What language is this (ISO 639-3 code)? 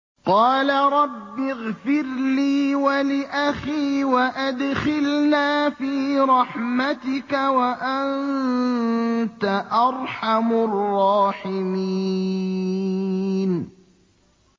ara